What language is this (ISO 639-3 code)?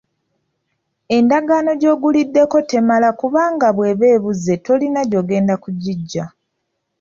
lug